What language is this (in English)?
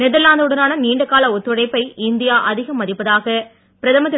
Tamil